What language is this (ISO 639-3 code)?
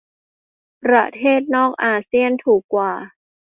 tha